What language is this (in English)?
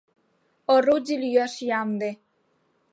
Mari